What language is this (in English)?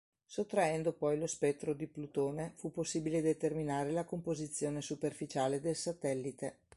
Italian